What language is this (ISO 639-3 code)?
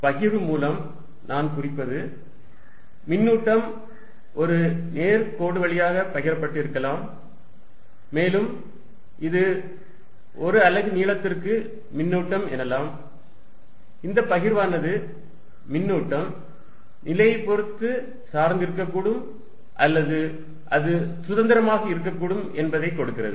tam